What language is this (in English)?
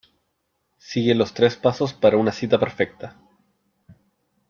Spanish